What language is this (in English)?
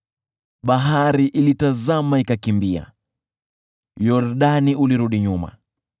Swahili